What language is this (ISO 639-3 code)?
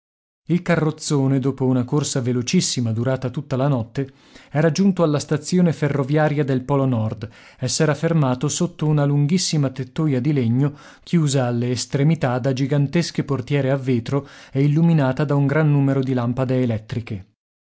ita